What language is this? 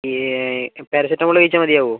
Malayalam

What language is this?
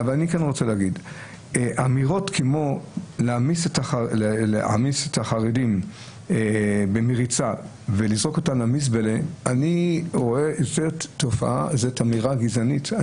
Hebrew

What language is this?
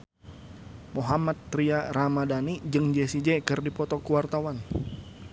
Sundanese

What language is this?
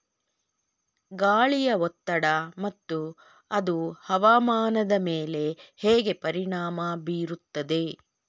Kannada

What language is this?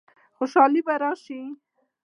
Pashto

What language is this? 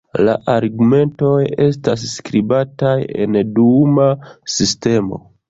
Esperanto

